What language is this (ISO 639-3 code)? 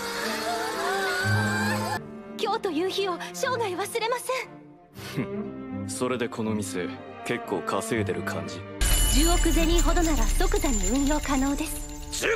jpn